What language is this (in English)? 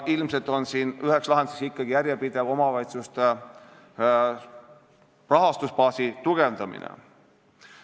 Estonian